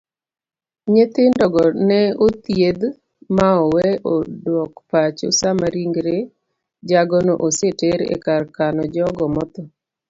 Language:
Luo (Kenya and Tanzania)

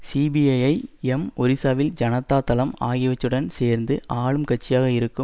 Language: Tamil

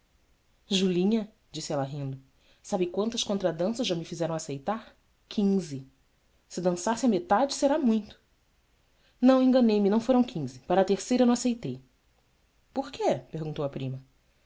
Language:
Portuguese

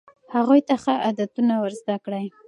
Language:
Pashto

